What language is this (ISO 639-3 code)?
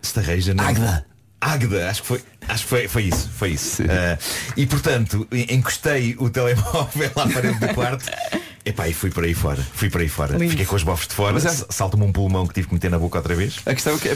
por